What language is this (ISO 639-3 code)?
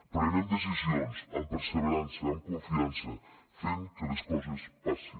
cat